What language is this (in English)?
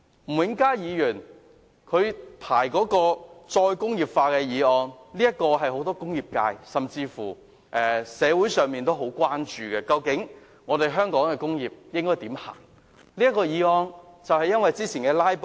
Cantonese